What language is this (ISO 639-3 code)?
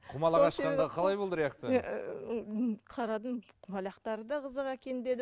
kaz